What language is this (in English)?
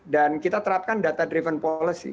Indonesian